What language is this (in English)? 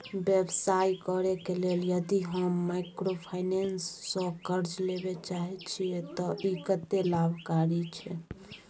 Maithili